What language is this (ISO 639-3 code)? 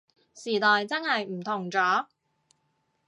yue